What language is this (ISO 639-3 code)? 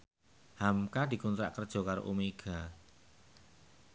jav